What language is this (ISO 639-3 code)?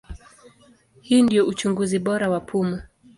swa